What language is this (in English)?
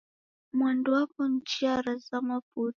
Taita